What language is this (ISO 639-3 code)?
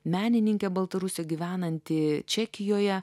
lit